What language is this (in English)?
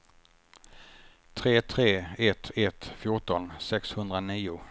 Swedish